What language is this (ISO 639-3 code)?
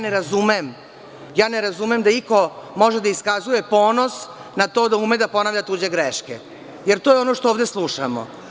srp